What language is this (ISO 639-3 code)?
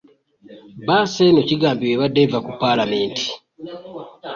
lug